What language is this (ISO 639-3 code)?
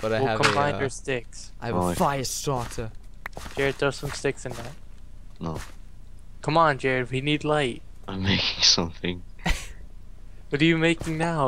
eng